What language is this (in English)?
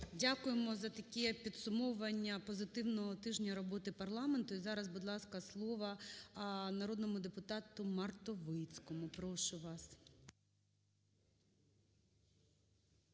Ukrainian